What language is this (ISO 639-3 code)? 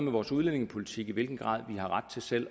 dan